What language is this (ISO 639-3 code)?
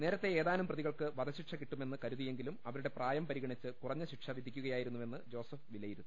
mal